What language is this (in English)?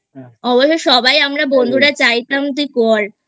Bangla